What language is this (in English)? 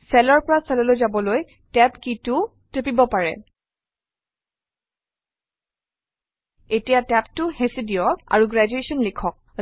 Assamese